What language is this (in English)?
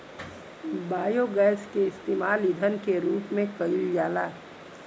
Bhojpuri